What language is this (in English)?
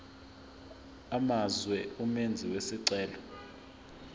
Zulu